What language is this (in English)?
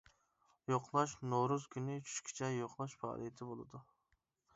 Uyghur